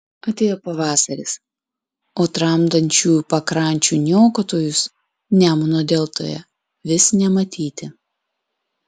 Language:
Lithuanian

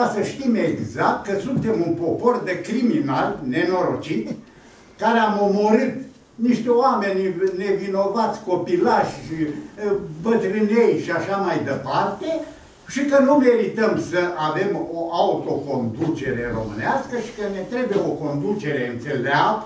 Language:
Romanian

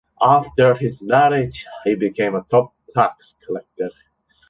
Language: English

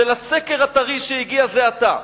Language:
Hebrew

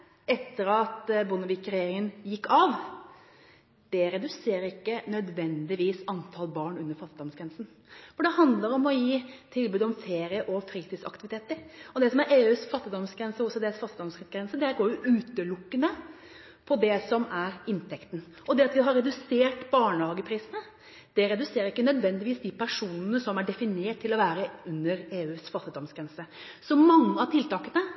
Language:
Norwegian Bokmål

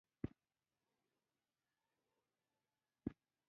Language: Pashto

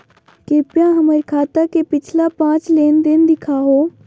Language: Magahi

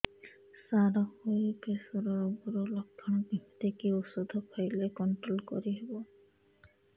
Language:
Odia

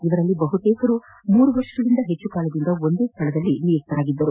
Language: Kannada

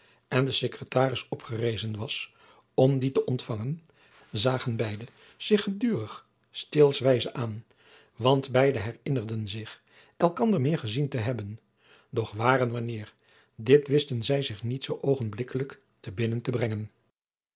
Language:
Dutch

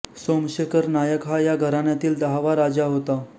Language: Marathi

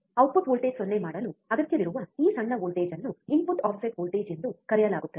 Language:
Kannada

